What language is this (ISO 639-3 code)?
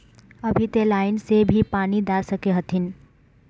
mag